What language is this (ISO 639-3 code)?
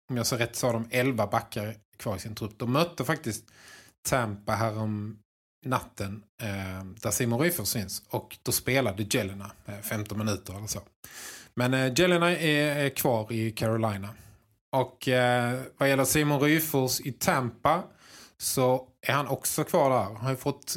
swe